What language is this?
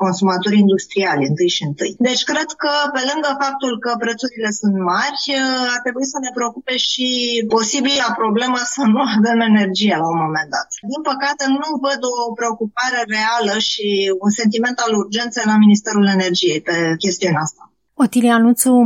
Romanian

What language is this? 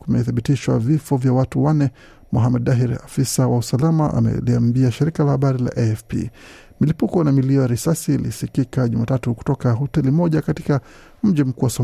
Swahili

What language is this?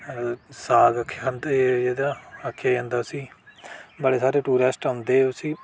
Dogri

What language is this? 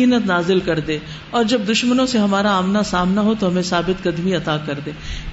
Urdu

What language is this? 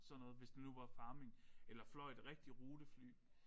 Danish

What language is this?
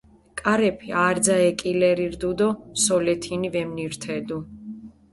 Mingrelian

